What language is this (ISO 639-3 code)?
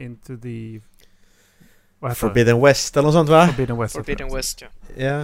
swe